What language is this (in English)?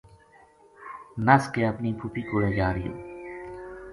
Gujari